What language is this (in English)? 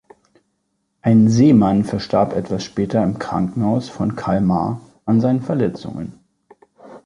German